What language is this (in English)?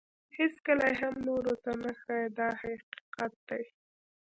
Pashto